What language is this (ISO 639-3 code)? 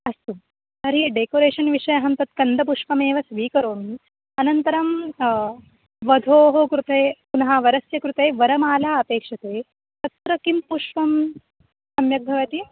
san